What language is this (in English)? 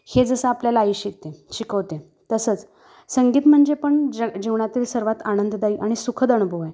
Marathi